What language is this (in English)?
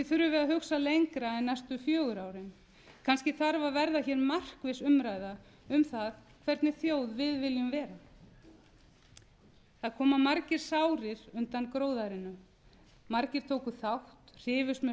Icelandic